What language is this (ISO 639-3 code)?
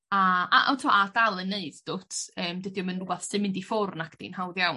cym